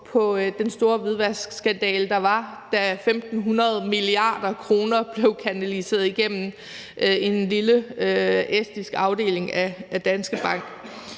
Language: Danish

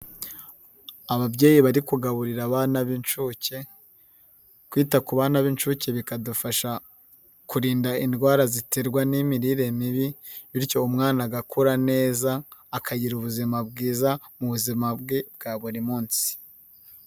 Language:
Kinyarwanda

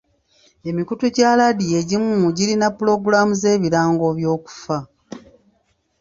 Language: Ganda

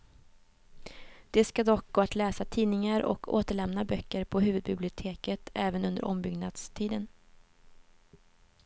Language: Swedish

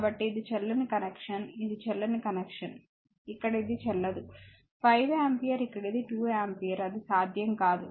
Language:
Telugu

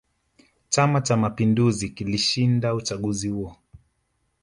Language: Swahili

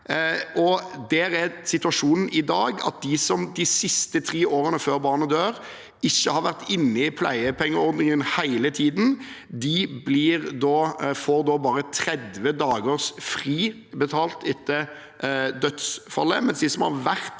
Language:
Norwegian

